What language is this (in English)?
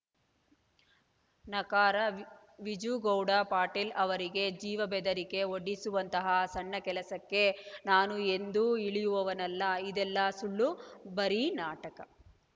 Kannada